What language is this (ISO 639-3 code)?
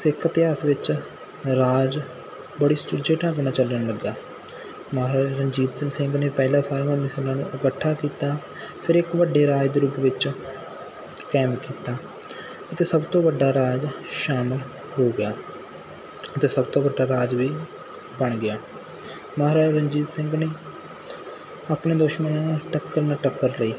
pan